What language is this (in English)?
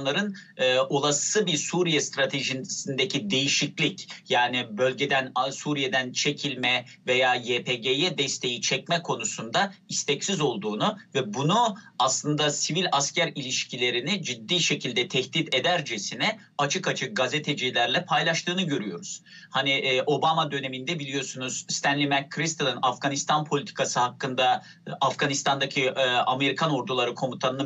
Turkish